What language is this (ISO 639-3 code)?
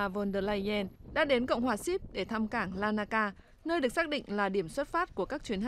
vie